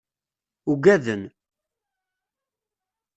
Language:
Kabyle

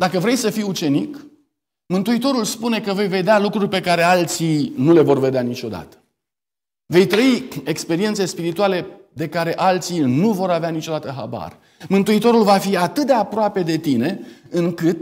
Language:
Romanian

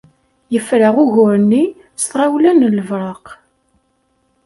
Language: Kabyle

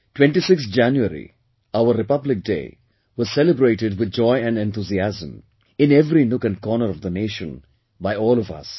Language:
English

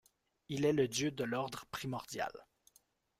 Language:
French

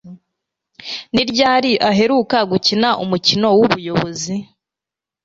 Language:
Kinyarwanda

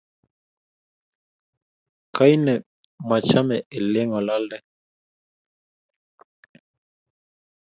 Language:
Kalenjin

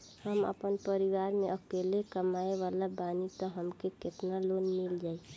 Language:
Bhojpuri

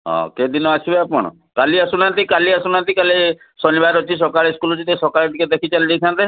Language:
Odia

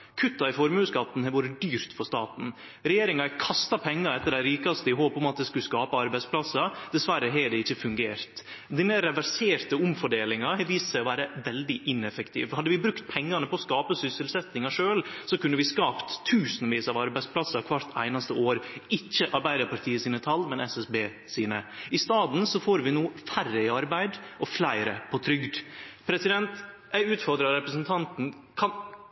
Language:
Norwegian Nynorsk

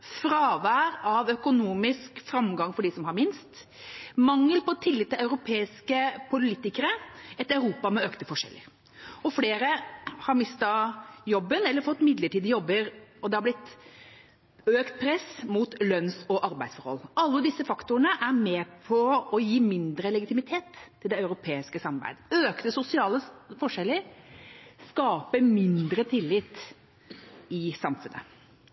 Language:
Norwegian Bokmål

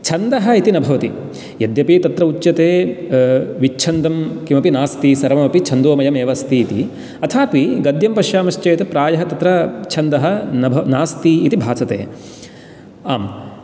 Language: Sanskrit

